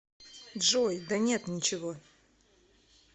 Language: Russian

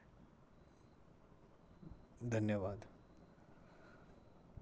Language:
Dogri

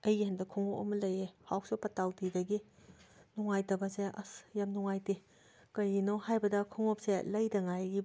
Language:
Manipuri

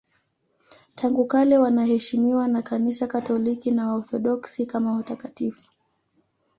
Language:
Swahili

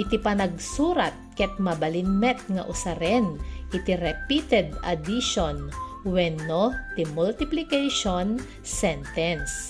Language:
Filipino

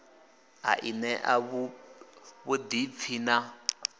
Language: Venda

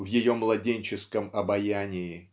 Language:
Russian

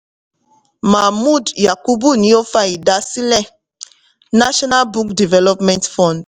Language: Yoruba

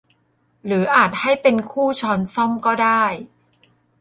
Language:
Thai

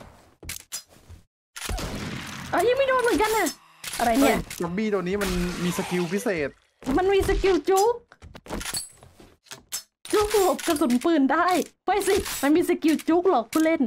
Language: Thai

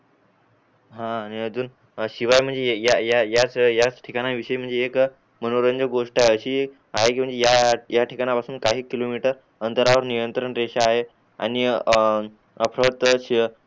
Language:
Marathi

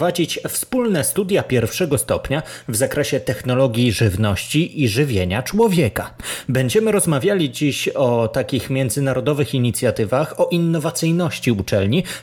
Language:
Polish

